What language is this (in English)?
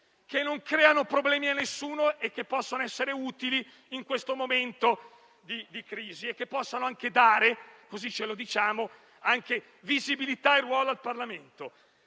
Italian